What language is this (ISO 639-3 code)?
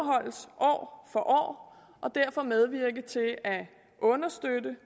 dan